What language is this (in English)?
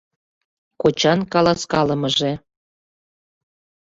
Mari